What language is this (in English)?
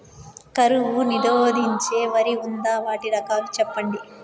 Telugu